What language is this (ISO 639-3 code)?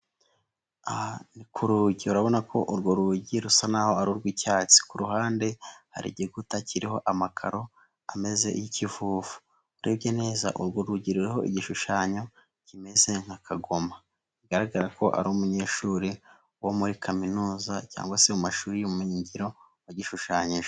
kin